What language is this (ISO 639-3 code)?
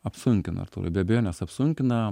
lit